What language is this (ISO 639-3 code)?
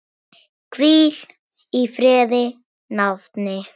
isl